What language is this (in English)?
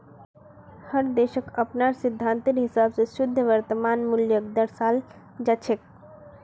Magahi